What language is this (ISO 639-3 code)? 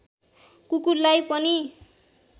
nep